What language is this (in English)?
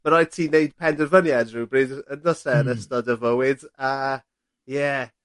Welsh